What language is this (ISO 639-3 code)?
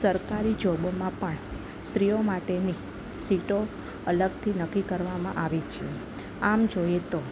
guj